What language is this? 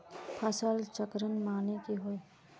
Magahi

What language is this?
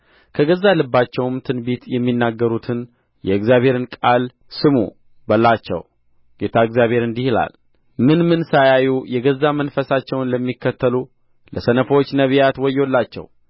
Amharic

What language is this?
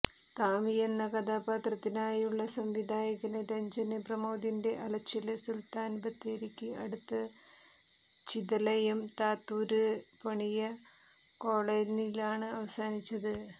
Malayalam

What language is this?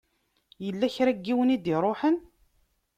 Kabyle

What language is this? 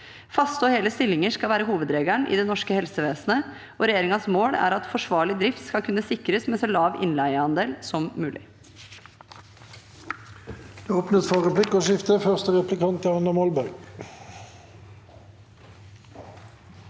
Norwegian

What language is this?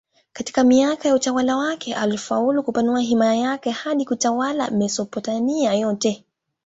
Swahili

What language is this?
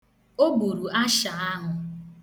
Igbo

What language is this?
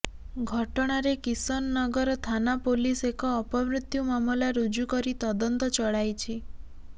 Odia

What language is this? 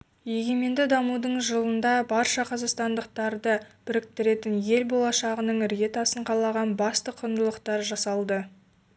Kazakh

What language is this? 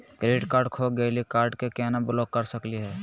Magahi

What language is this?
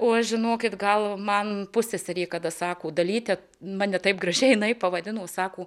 Lithuanian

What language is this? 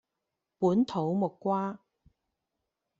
Cantonese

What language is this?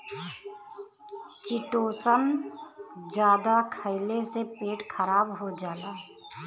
Bhojpuri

